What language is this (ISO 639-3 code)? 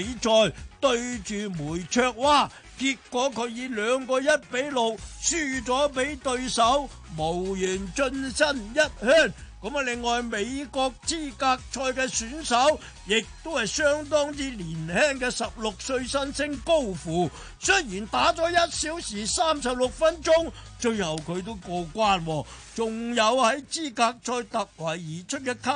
zho